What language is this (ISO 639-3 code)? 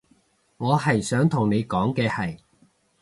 yue